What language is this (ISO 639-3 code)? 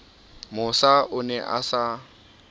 sot